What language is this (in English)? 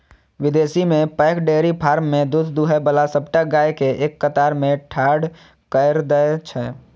Maithili